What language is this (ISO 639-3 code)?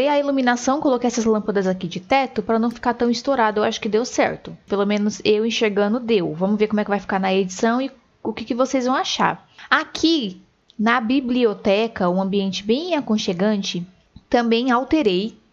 por